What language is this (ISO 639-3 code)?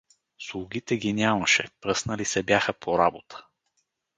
bul